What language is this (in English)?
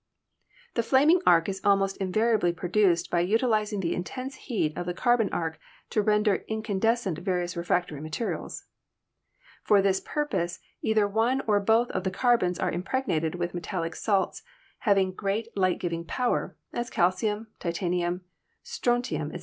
English